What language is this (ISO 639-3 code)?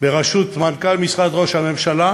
heb